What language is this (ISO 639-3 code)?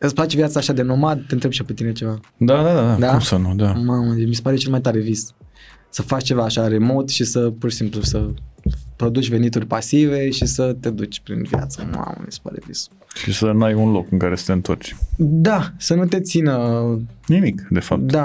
ron